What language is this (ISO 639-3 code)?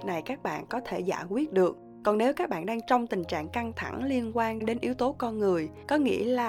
vie